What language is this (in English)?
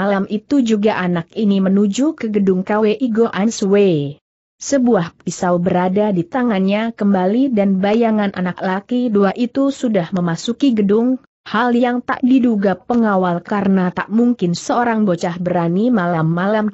Indonesian